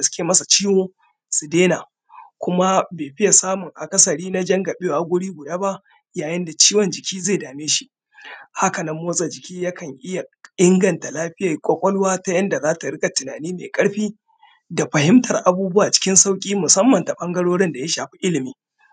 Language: Hausa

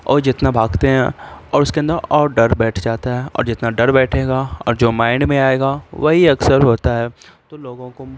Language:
Urdu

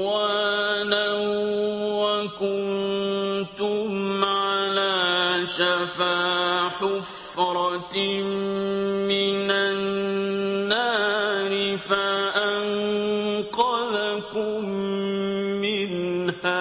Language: Arabic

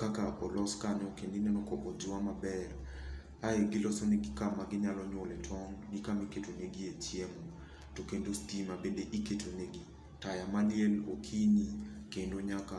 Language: Luo (Kenya and Tanzania)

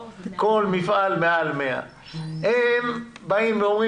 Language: Hebrew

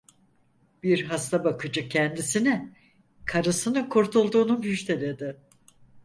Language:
Turkish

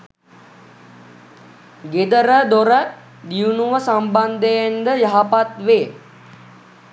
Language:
Sinhala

